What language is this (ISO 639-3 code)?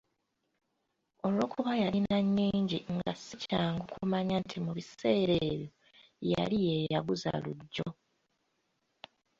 lug